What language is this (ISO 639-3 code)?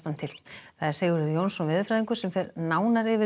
isl